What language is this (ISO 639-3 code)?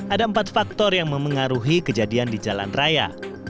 ind